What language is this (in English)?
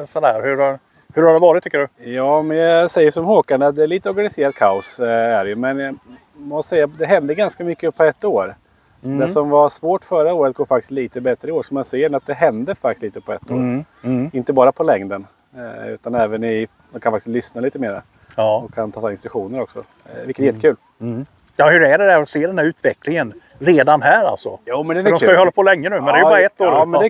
Swedish